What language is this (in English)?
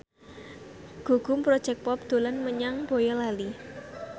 Javanese